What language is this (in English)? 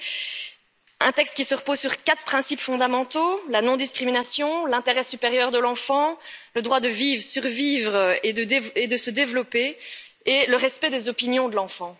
French